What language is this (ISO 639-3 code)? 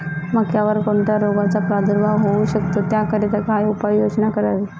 mar